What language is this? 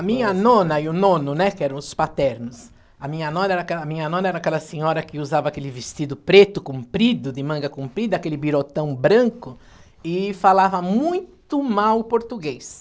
Portuguese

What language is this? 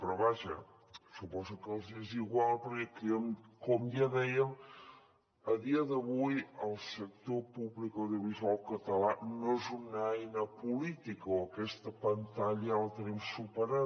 Catalan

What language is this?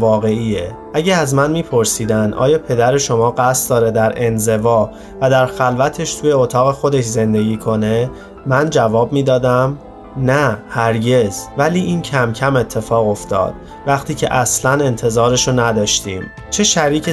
Persian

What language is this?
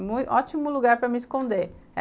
Portuguese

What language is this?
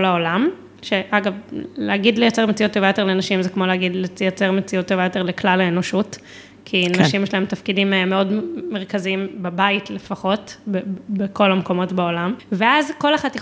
Hebrew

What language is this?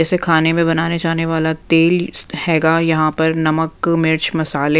Hindi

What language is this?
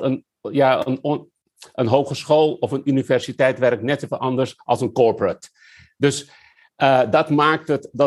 Dutch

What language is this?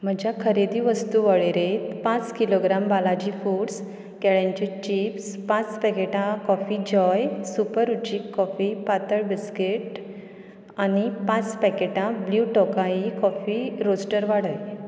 Konkani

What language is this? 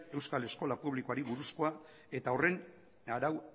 Basque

